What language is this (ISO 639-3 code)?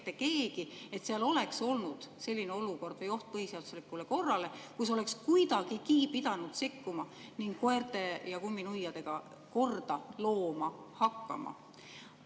est